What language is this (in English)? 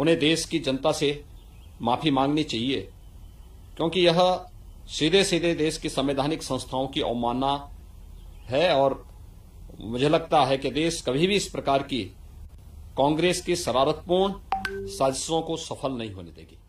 Hindi